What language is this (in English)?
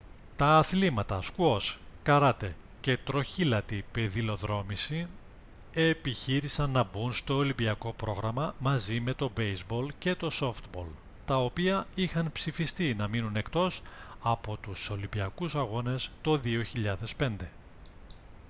Greek